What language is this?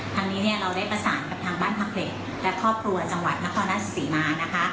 Thai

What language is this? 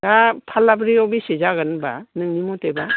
Bodo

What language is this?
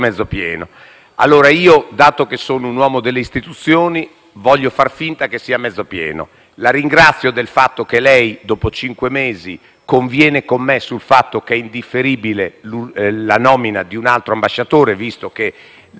Italian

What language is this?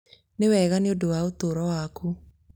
Kikuyu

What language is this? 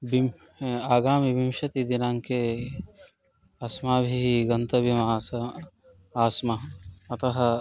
Sanskrit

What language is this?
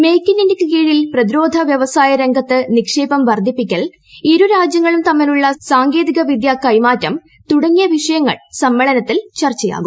Malayalam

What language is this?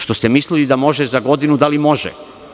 Serbian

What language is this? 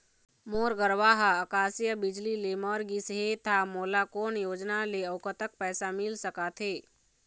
Chhattisgarhi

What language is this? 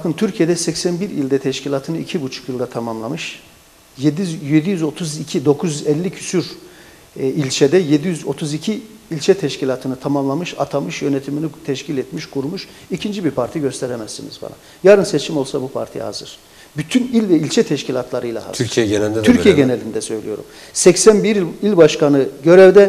Turkish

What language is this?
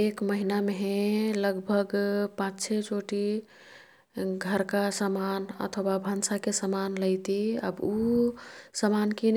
Kathoriya Tharu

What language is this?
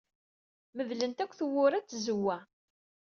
Kabyle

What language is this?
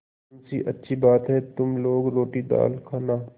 Hindi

